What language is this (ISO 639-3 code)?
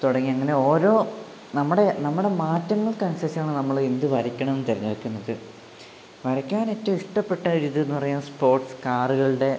mal